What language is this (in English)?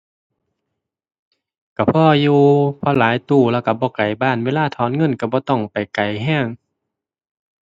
Thai